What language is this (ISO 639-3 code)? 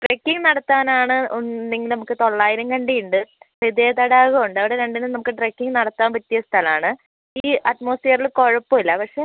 mal